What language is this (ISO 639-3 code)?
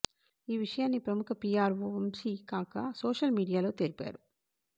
tel